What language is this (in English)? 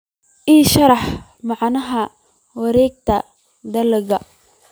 Somali